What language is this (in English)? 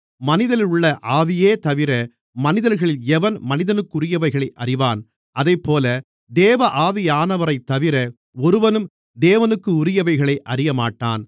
Tamil